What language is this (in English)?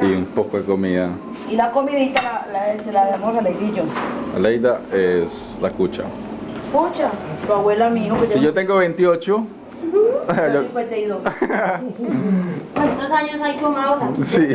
Spanish